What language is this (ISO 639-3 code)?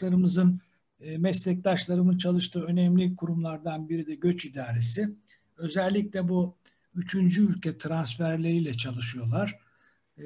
tur